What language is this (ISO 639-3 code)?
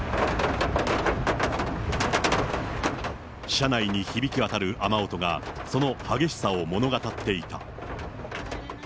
jpn